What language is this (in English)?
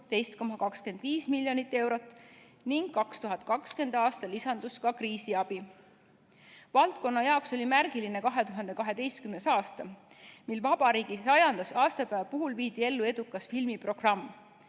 Estonian